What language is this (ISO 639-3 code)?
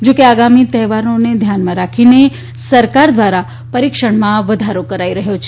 guj